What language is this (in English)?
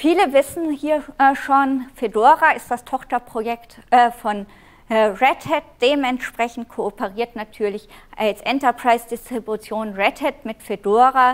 German